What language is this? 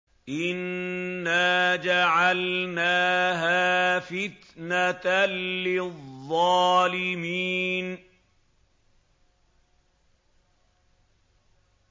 Arabic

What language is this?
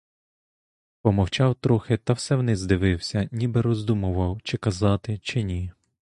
Ukrainian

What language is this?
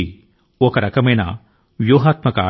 Telugu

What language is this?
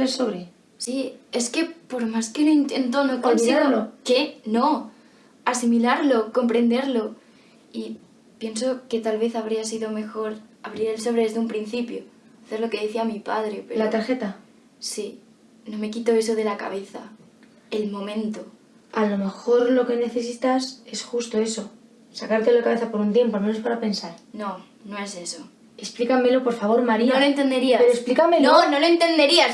Spanish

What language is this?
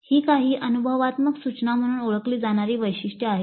Marathi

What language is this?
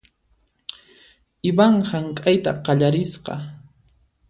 Puno Quechua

